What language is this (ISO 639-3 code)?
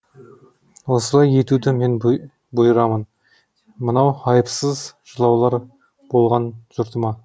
kaz